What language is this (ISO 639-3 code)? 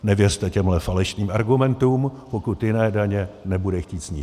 ces